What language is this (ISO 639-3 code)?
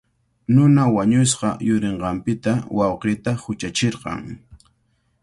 qvl